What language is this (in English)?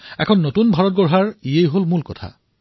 Assamese